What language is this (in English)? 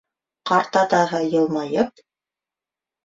Bashkir